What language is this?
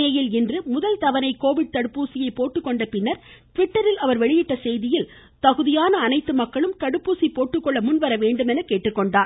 Tamil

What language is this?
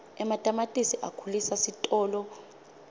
Swati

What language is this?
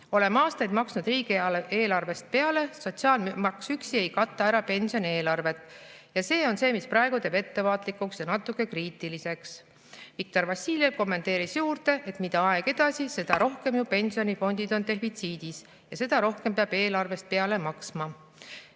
Estonian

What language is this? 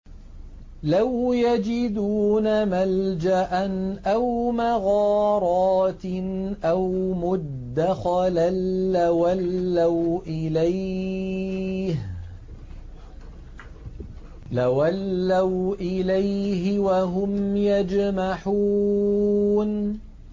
Arabic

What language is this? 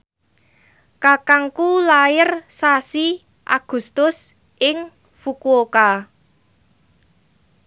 Javanese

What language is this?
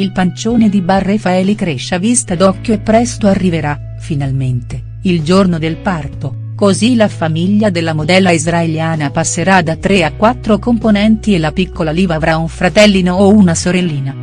Italian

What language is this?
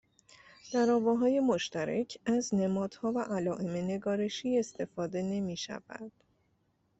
Persian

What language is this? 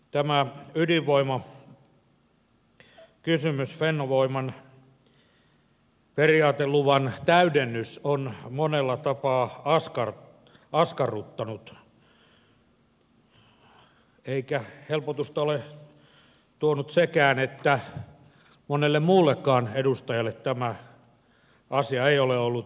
Finnish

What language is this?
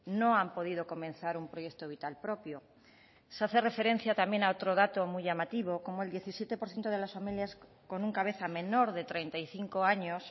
Spanish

